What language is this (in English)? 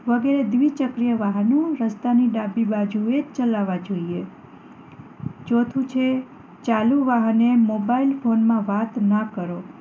Gujarati